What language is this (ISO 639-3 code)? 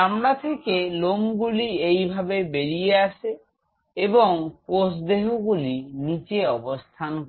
ben